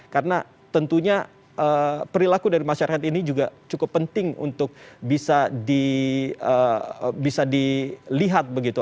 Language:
Indonesian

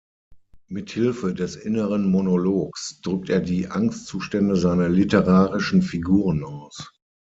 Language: German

